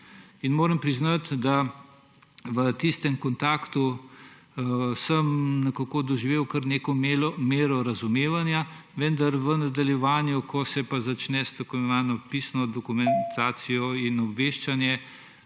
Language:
Slovenian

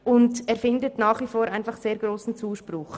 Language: Swiss German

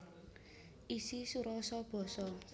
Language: Javanese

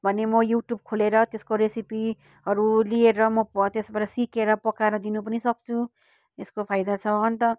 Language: Nepali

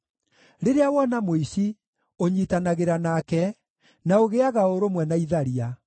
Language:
Kikuyu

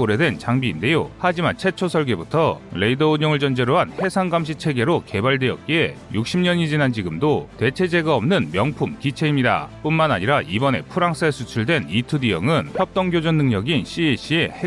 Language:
Korean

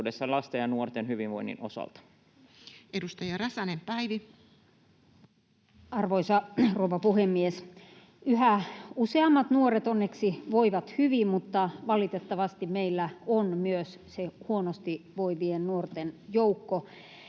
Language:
Finnish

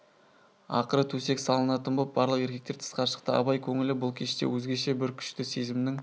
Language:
Kazakh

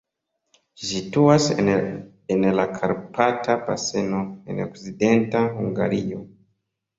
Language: Esperanto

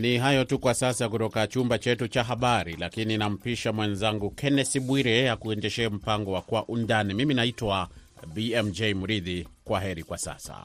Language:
Swahili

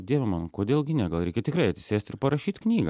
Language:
Lithuanian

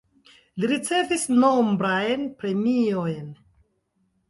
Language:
Esperanto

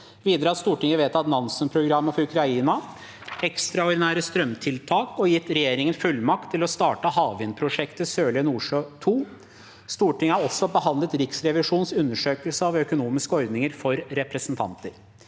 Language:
Norwegian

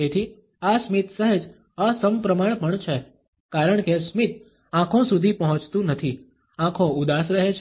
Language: Gujarati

